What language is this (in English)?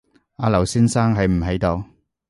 Cantonese